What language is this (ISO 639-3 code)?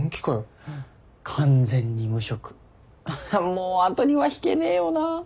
jpn